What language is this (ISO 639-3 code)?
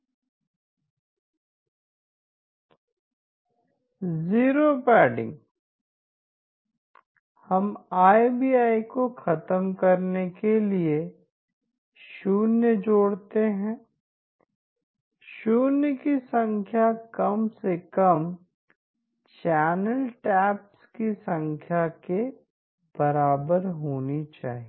hin